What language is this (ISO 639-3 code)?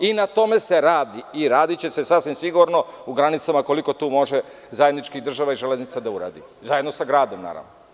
srp